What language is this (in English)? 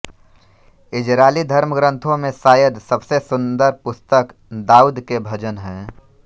Hindi